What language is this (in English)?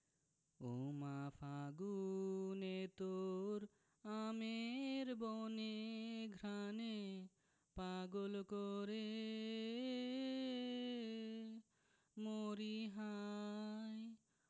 Bangla